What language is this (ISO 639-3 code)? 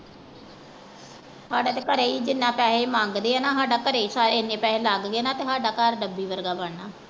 pan